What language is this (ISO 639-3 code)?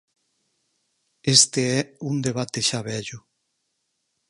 glg